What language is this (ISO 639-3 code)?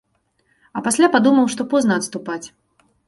bel